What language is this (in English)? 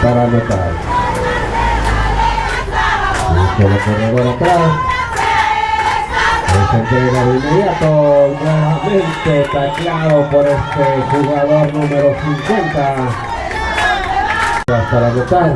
Spanish